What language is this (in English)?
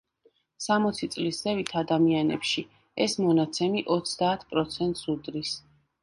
Georgian